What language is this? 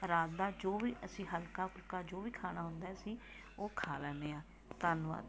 Punjabi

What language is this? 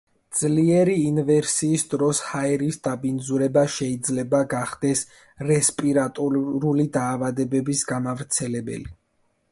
Georgian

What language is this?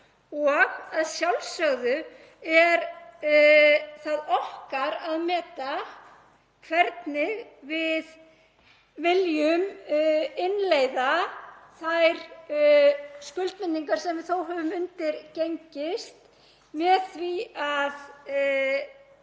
Icelandic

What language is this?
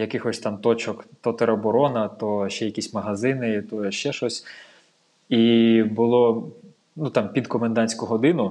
Ukrainian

